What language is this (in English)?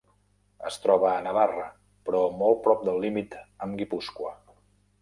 Catalan